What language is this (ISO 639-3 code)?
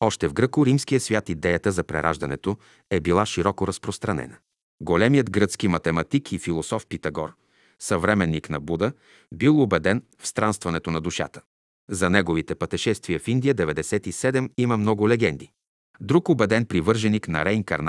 bul